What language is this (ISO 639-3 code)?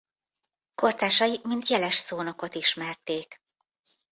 hun